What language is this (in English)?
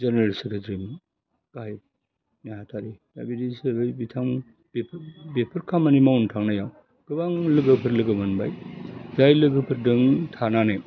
Bodo